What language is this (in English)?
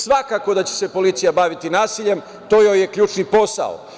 Serbian